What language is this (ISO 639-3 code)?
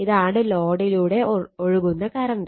mal